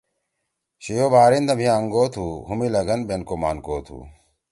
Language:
Torwali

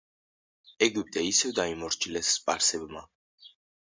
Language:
Georgian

